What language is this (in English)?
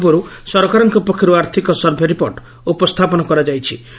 Odia